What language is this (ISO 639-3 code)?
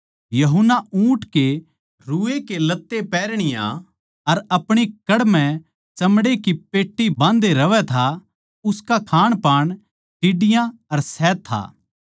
bgc